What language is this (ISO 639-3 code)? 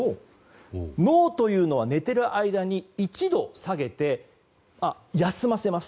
jpn